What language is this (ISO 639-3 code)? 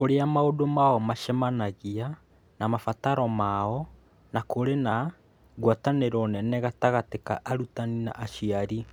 kik